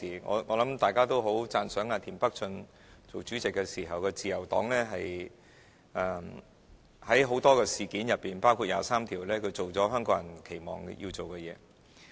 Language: Cantonese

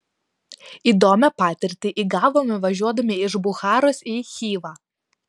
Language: Lithuanian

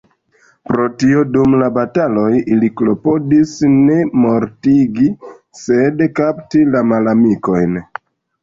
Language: Esperanto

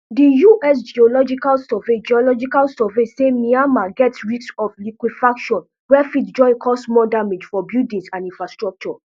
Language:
Nigerian Pidgin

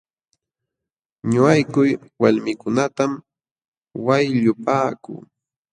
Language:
Jauja Wanca Quechua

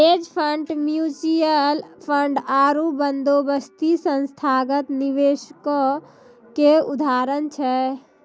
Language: Maithili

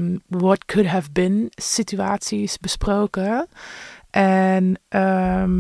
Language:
Dutch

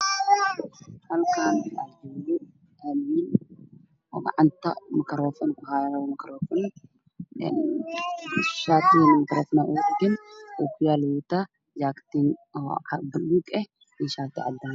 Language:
Somali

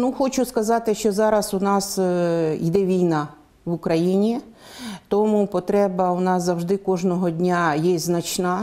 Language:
Ukrainian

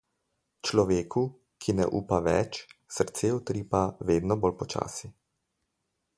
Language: Slovenian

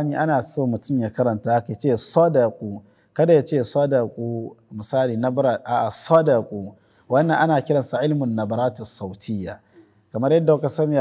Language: Arabic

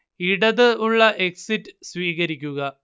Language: Malayalam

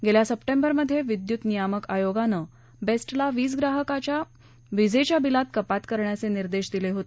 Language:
Marathi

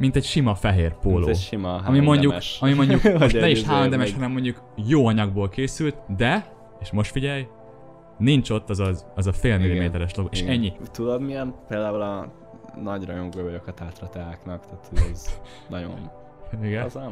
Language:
Hungarian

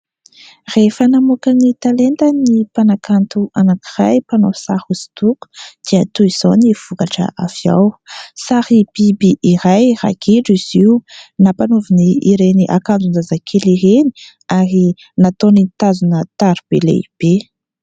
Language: Malagasy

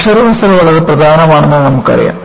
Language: Malayalam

